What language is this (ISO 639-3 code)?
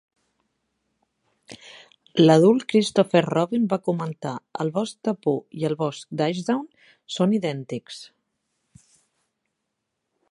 cat